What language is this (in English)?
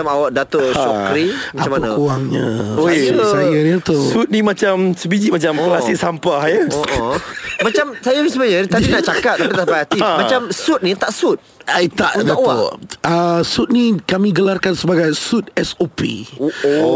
Malay